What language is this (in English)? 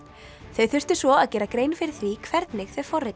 Icelandic